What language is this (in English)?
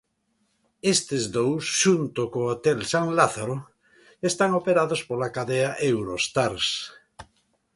Galician